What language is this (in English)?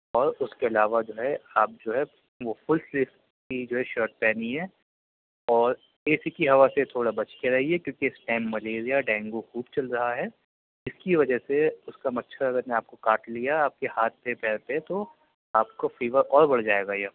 Urdu